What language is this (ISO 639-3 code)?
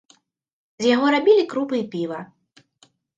bel